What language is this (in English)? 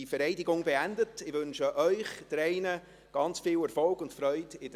Swiss German